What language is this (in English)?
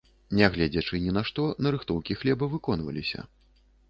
Belarusian